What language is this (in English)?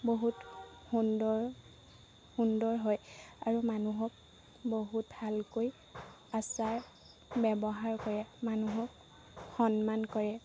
Assamese